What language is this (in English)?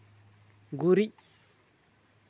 Santali